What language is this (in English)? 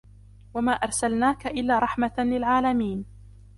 Arabic